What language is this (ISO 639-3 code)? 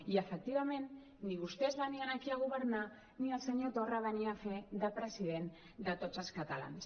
cat